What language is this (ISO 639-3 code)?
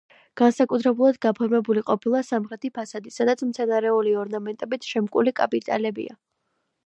kat